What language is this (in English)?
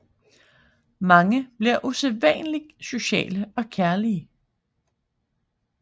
Danish